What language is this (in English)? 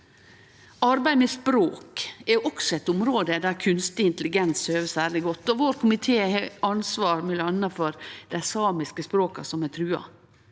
Norwegian